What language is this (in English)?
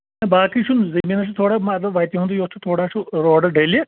Kashmiri